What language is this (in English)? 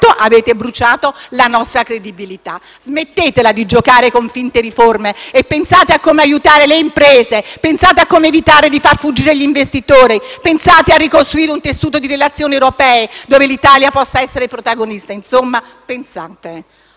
Italian